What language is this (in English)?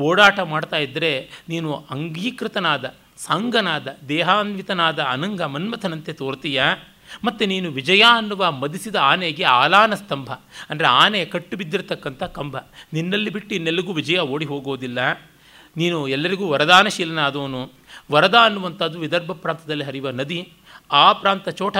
Kannada